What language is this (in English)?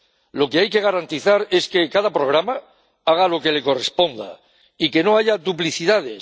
Spanish